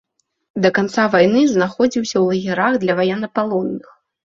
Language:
Belarusian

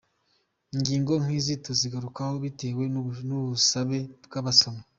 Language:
Kinyarwanda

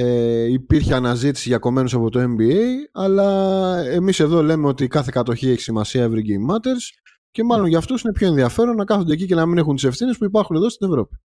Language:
Greek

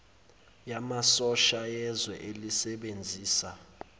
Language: Zulu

